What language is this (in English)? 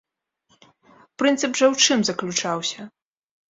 Belarusian